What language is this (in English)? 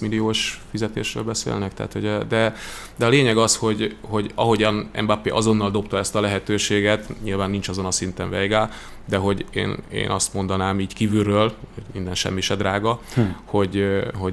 Hungarian